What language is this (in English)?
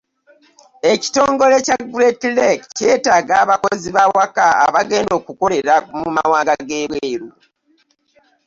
Ganda